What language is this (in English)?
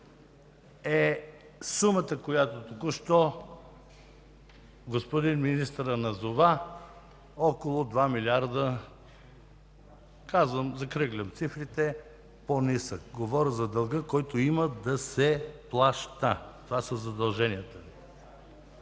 Bulgarian